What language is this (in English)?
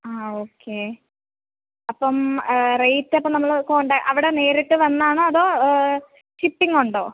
Malayalam